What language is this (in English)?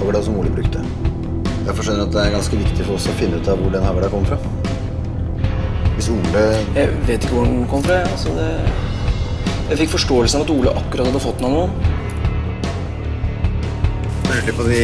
Norwegian